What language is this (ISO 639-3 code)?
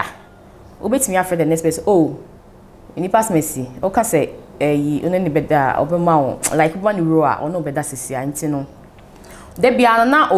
eng